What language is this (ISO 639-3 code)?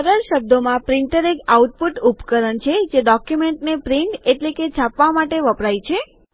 guj